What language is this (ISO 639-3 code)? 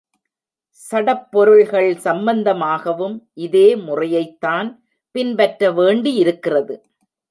tam